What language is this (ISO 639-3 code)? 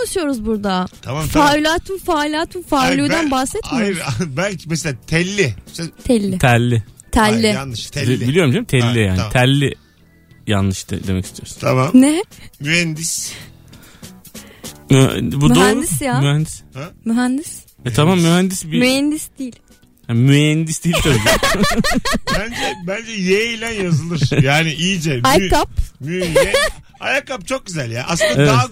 tur